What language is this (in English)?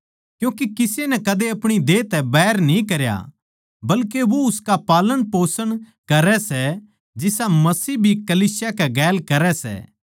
Haryanvi